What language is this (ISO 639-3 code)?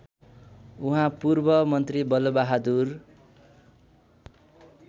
nep